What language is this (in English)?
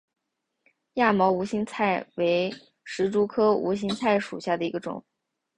Chinese